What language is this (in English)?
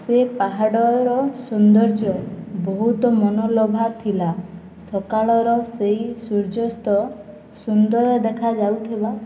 Odia